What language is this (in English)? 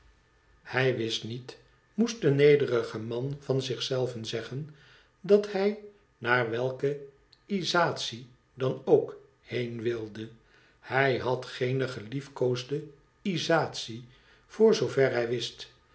Dutch